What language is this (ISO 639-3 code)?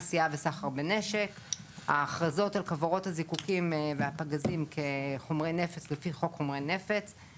heb